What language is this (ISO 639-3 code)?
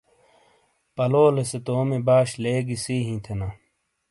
scl